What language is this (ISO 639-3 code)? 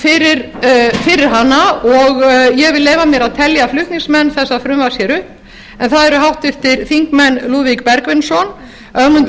isl